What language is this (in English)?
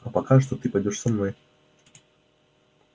Russian